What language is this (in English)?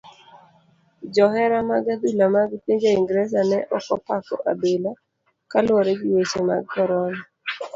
Luo (Kenya and Tanzania)